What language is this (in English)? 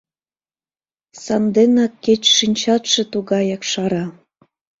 Mari